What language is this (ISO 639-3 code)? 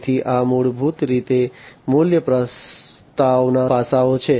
guj